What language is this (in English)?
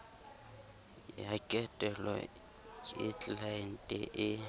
Southern Sotho